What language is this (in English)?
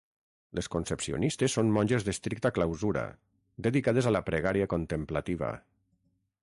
Catalan